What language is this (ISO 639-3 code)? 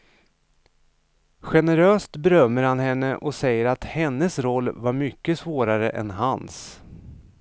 swe